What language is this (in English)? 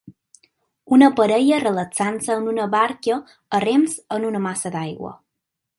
Catalan